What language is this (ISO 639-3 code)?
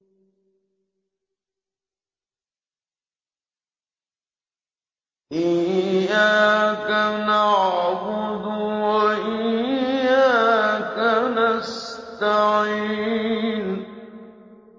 ara